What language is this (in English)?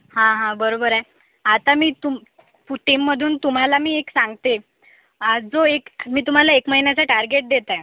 Marathi